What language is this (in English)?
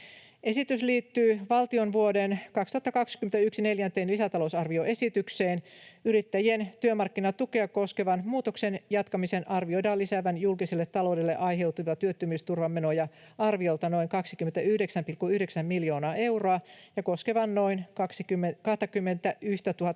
Finnish